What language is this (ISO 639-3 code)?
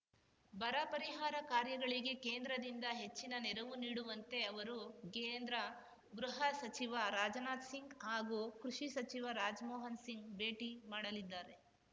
kan